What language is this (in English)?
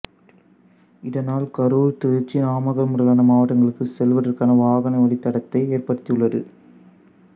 Tamil